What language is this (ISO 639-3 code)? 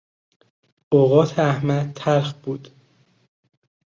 fas